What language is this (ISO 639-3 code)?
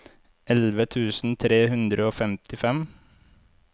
nor